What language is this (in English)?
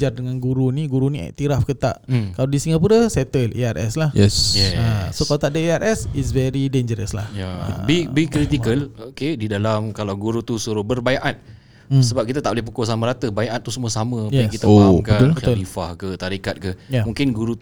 Malay